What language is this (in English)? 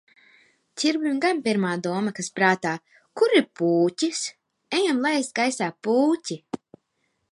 Latvian